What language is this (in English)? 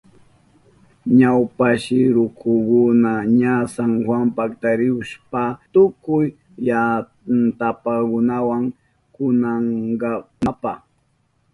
Southern Pastaza Quechua